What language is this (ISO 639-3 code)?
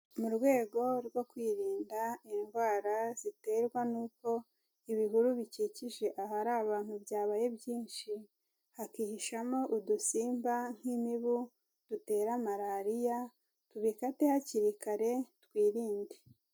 kin